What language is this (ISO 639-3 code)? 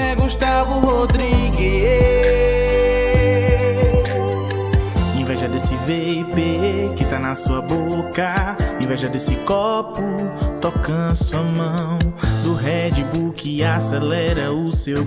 por